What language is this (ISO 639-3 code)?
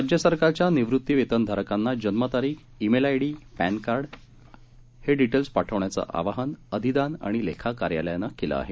mar